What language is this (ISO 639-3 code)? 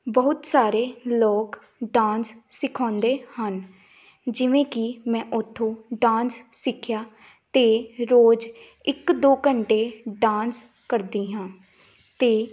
pan